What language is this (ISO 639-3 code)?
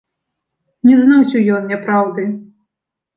bel